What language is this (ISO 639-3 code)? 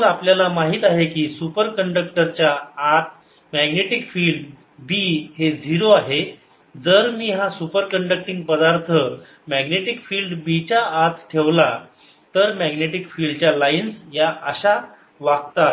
mar